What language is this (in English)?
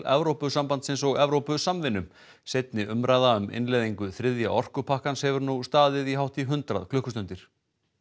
Icelandic